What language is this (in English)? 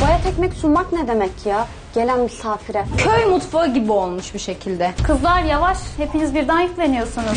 Turkish